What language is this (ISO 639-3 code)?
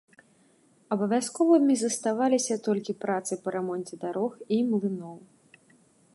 bel